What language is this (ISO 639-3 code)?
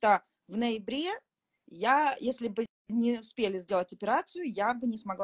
rus